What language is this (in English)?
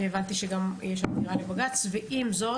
Hebrew